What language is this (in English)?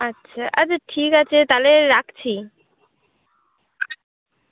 Bangla